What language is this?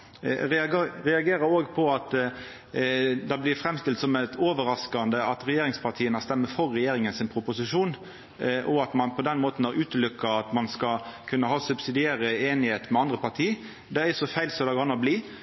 Norwegian Nynorsk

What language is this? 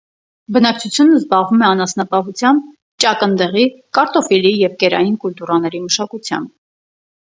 Armenian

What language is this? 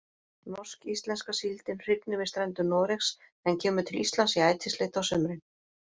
Icelandic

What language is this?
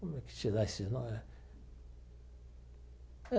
Portuguese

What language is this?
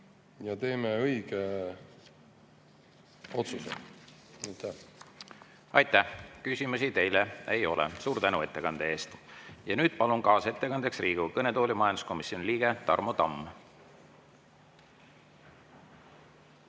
Estonian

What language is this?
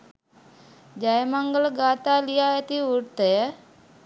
Sinhala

